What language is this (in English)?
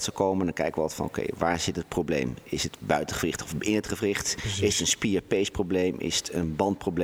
Dutch